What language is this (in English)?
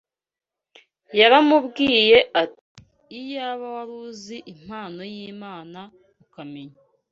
Kinyarwanda